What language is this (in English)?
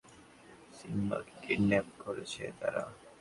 Bangla